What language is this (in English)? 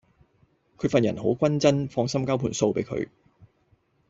Cantonese